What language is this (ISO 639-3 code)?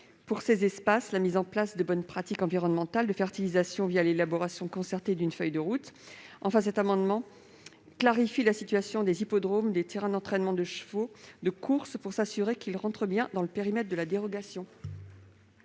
fra